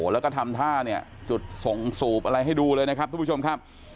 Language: Thai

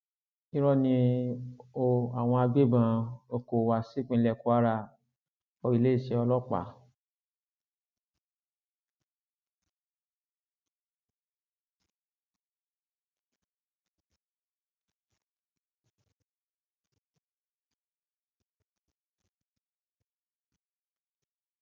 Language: Yoruba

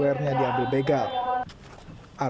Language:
Indonesian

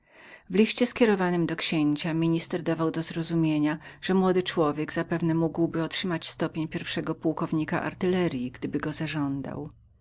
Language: Polish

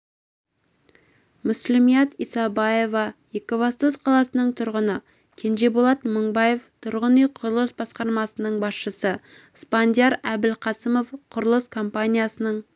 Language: Kazakh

